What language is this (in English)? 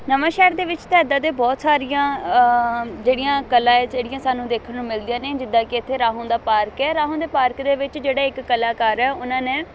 Punjabi